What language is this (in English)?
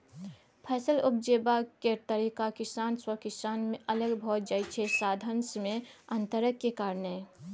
Maithili